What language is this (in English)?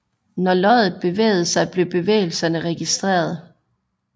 Danish